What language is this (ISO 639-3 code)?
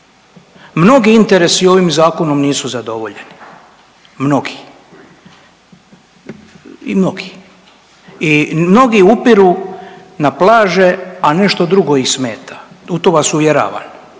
hrv